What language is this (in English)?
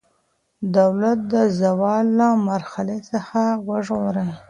Pashto